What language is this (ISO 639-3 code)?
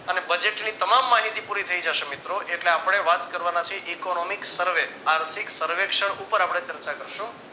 guj